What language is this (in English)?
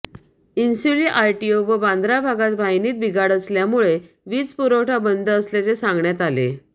Marathi